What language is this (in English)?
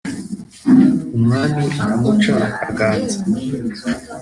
Kinyarwanda